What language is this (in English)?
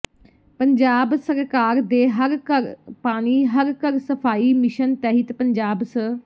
Punjabi